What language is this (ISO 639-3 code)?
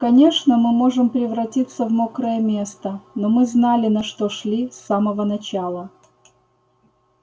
rus